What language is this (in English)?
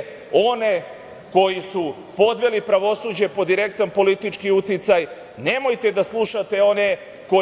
Serbian